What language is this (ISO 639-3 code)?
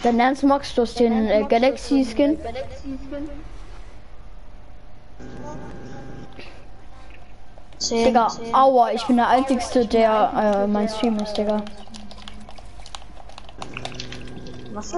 deu